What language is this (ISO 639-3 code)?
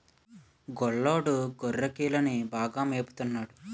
tel